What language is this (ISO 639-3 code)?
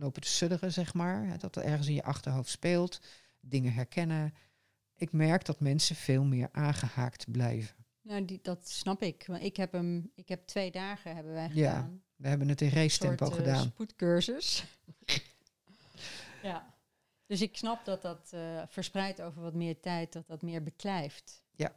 nld